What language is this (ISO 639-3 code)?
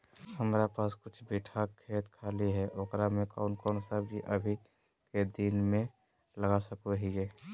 mag